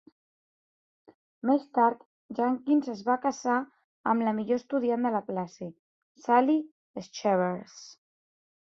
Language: Catalan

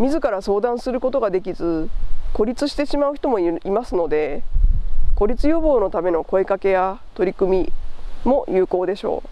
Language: Japanese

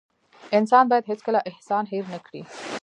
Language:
Pashto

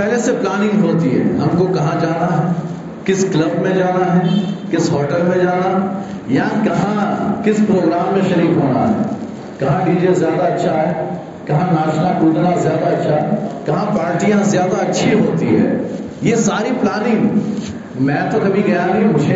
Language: Urdu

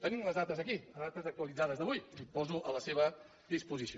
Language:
Catalan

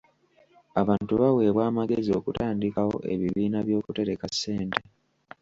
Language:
Ganda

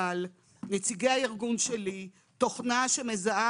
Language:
Hebrew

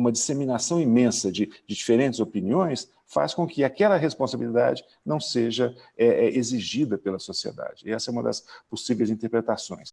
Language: Portuguese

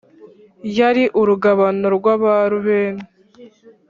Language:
Kinyarwanda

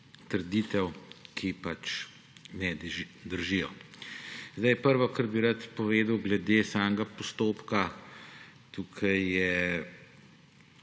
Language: Slovenian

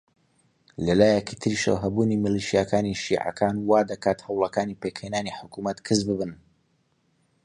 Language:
Central Kurdish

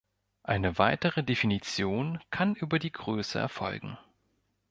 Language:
German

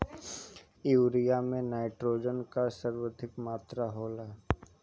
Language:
Bhojpuri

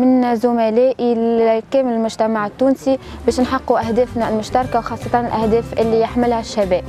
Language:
Arabic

